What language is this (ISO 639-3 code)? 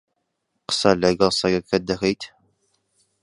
ckb